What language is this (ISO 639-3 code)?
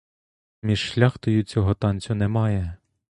ukr